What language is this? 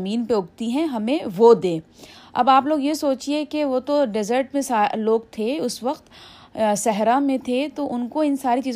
Urdu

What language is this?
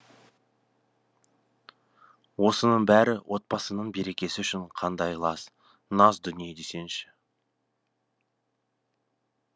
Kazakh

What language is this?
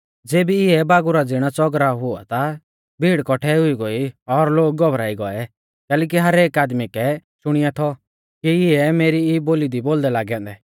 Mahasu Pahari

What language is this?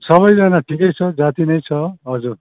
Nepali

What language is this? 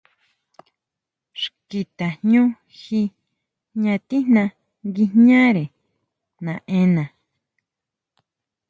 Huautla Mazatec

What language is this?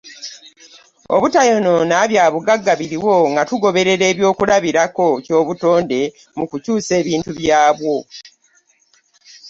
Ganda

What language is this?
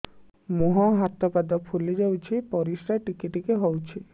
Odia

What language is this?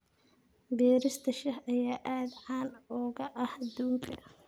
Somali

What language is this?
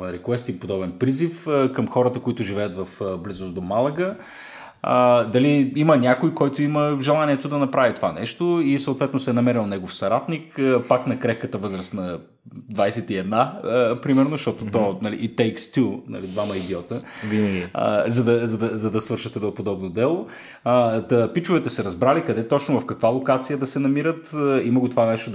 Bulgarian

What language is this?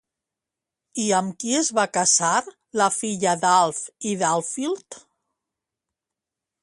Catalan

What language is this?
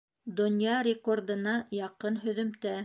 Bashkir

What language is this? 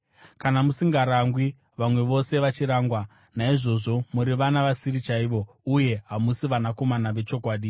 Shona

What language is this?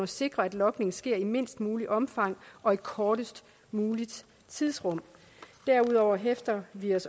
Danish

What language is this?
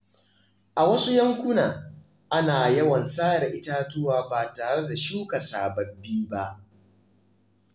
Hausa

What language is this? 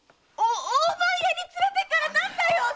Japanese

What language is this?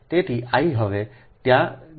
Gujarati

